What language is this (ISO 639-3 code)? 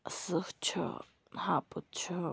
kas